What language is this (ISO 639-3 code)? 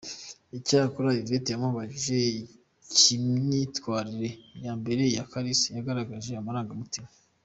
kin